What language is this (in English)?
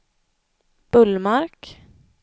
Swedish